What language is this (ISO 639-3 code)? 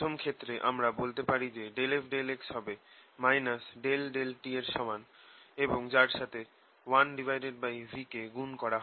ben